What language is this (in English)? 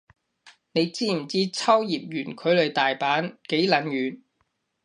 Cantonese